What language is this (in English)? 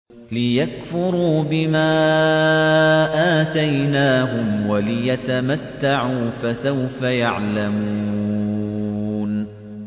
Arabic